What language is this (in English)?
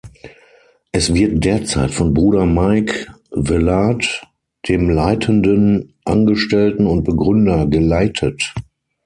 German